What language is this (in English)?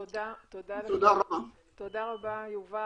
Hebrew